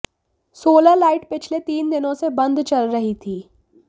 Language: Hindi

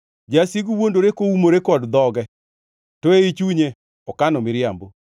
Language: Luo (Kenya and Tanzania)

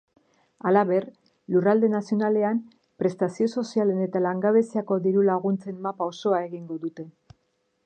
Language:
Basque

